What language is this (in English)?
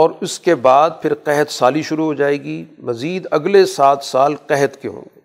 Urdu